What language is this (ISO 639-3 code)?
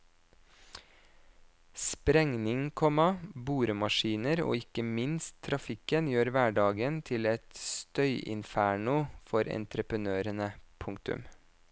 nor